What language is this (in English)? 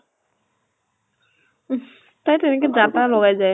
Assamese